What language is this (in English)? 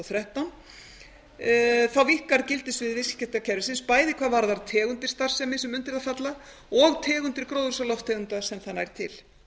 Icelandic